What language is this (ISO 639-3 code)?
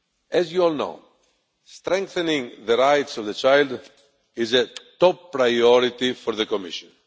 eng